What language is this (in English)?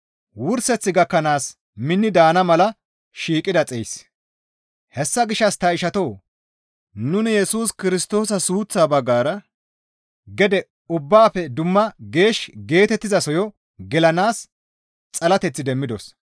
Gamo